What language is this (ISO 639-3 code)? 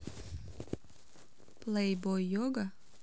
rus